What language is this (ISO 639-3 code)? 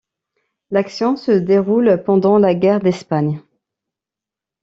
fra